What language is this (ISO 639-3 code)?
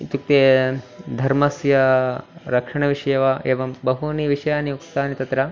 san